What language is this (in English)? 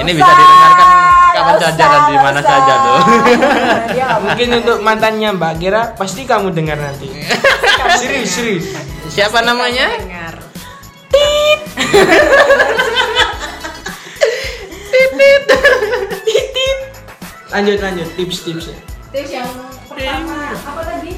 Indonesian